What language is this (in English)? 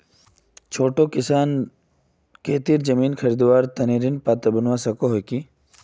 Magahi